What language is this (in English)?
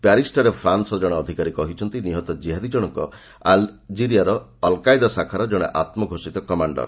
Odia